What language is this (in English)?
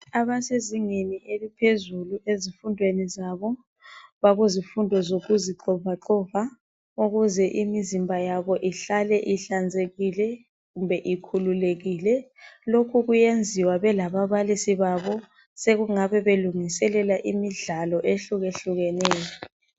North Ndebele